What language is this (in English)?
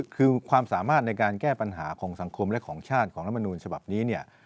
Thai